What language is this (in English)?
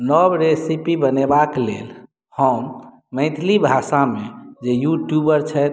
Maithili